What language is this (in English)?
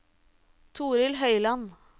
Norwegian